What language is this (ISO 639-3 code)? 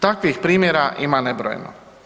hrv